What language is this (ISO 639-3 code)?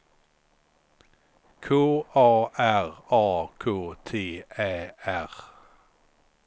swe